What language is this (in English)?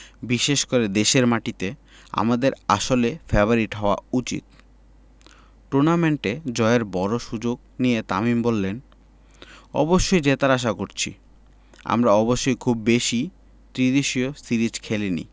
Bangla